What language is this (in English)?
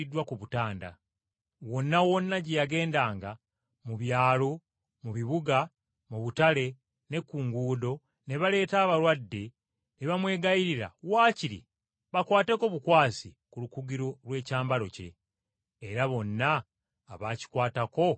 Ganda